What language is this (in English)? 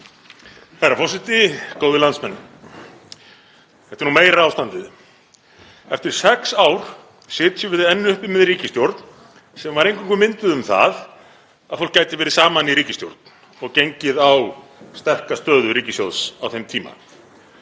Icelandic